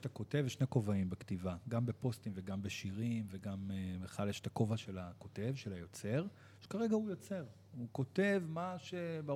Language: Hebrew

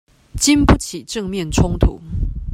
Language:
Chinese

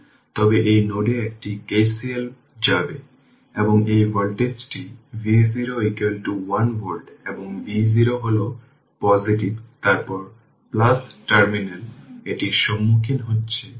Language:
Bangla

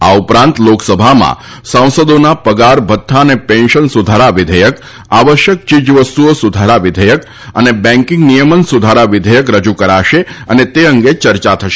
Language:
Gujarati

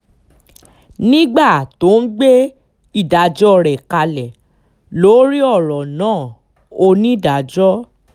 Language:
Yoruba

